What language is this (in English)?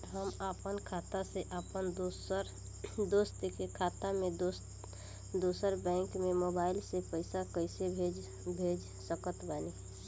Bhojpuri